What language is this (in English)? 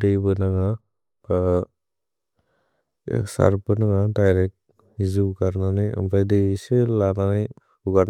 Bodo